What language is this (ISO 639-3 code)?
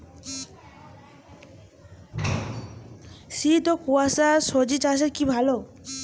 ben